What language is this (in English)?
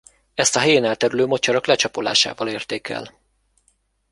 Hungarian